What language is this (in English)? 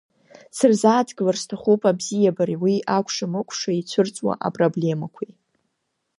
Abkhazian